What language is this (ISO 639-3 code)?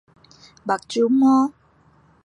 nan